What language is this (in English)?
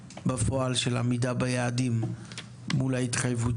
Hebrew